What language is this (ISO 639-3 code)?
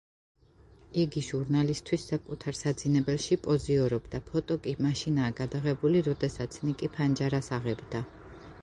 kat